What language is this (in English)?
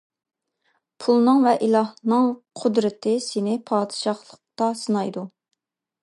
Uyghur